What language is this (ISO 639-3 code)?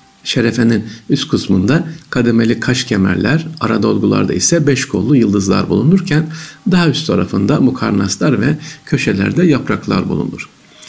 tur